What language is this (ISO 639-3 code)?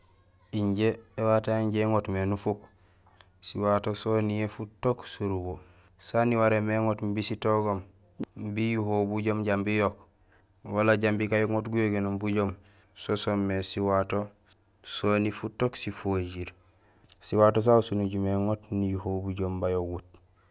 gsl